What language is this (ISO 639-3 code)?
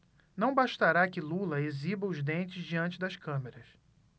por